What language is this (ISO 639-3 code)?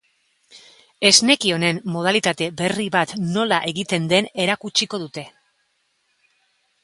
eus